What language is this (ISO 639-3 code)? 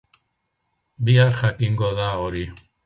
eus